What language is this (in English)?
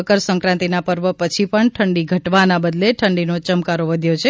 Gujarati